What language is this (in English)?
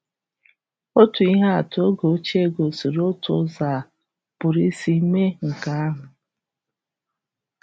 Igbo